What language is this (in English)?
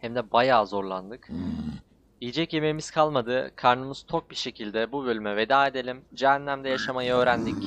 Turkish